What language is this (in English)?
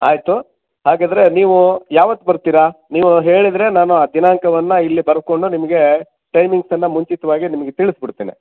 Kannada